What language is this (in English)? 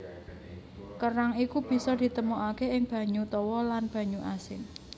Javanese